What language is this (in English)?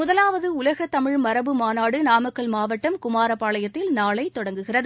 Tamil